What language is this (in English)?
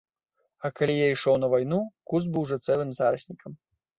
Belarusian